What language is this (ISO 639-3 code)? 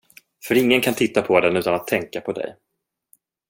swe